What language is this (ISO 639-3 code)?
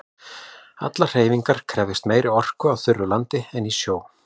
isl